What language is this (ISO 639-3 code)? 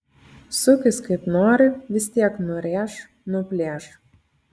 lit